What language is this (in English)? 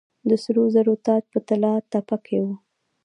Pashto